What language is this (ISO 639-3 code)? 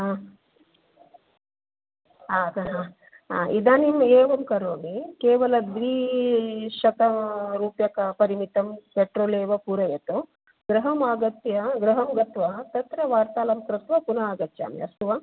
san